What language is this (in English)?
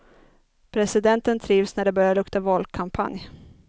Swedish